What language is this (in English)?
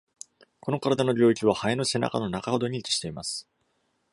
Japanese